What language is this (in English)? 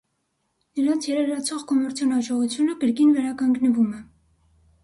Armenian